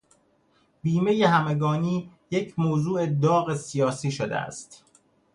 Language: Persian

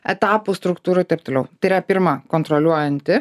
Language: Lithuanian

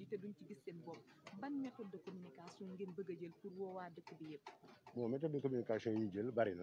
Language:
French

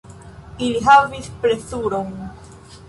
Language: Esperanto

